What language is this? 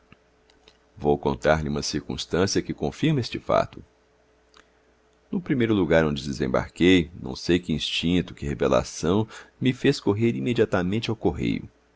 Portuguese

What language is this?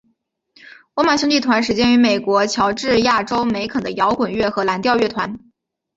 Chinese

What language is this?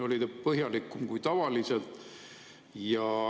Estonian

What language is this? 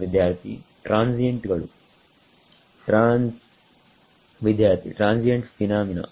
Kannada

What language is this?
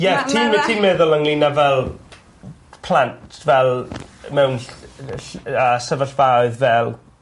Welsh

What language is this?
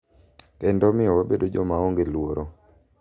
Luo (Kenya and Tanzania)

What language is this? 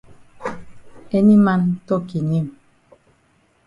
Cameroon Pidgin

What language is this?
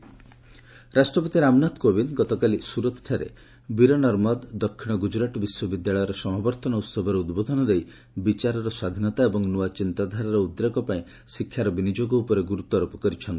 Odia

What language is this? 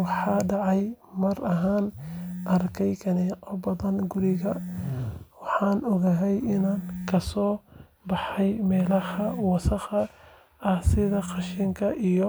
Somali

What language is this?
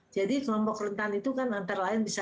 Indonesian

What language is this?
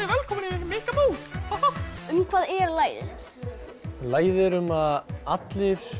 Icelandic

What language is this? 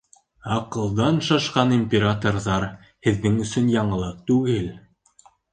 Bashkir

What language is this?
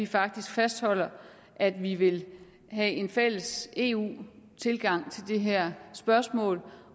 Danish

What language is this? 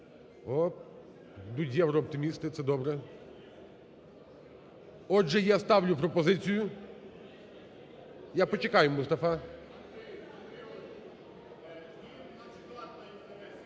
Ukrainian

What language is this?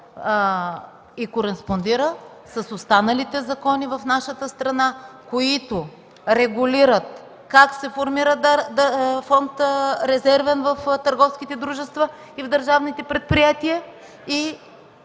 Bulgarian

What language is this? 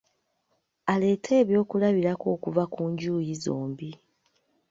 Ganda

